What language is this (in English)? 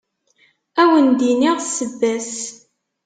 Kabyle